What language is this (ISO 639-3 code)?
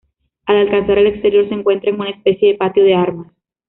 spa